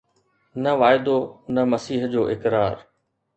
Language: Sindhi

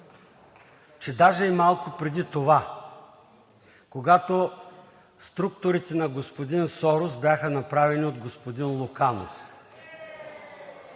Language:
Bulgarian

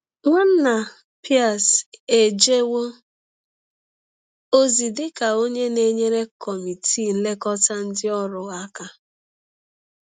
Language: Igbo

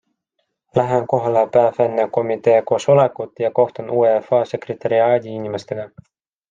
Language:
Estonian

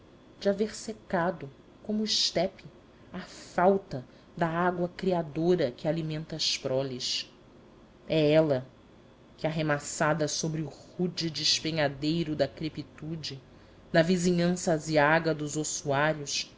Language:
Portuguese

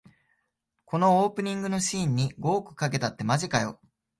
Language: Japanese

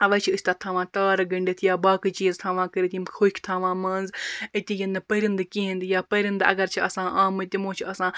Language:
Kashmiri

